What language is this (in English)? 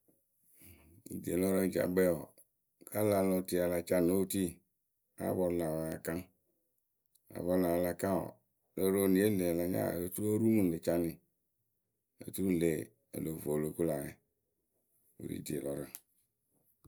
Akebu